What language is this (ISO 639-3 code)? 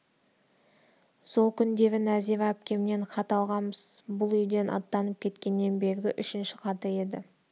kaz